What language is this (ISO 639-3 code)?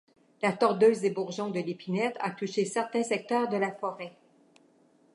fra